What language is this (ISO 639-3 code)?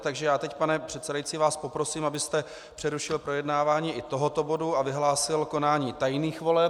ces